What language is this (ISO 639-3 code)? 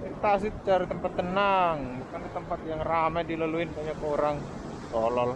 ind